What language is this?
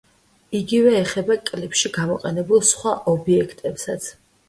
Georgian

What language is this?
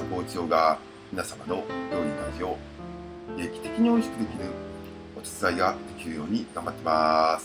Japanese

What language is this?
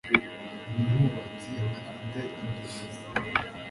Kinyarwanda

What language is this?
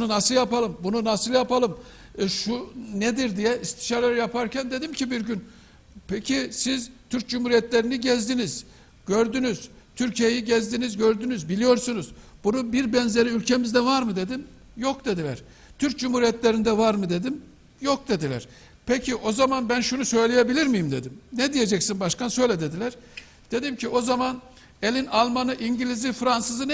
Turkish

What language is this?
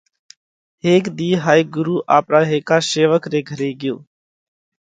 Parkari Koli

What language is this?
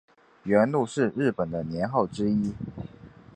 Chinese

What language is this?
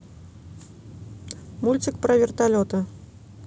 Russian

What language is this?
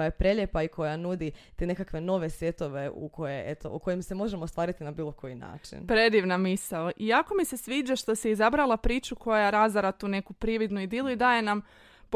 Croatian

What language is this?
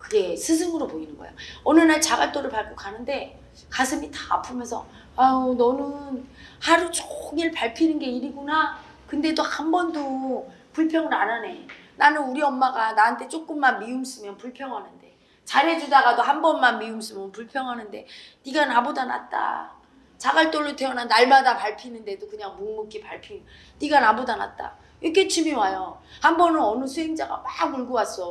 Korean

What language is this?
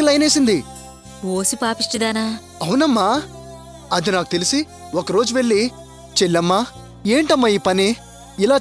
Hindi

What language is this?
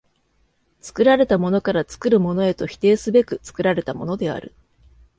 Japanese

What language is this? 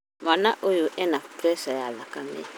Kikuyu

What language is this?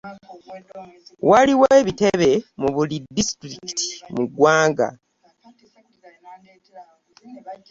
Ganda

